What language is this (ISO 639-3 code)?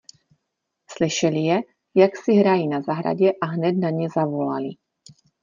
ces